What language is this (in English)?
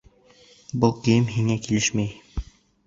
Bashkir